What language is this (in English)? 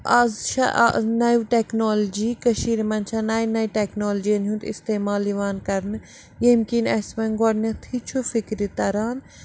Kashmiri